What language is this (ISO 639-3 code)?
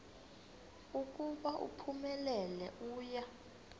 xho